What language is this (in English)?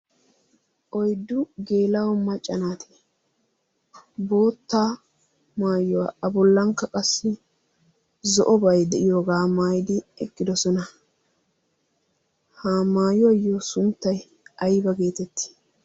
Wolaytta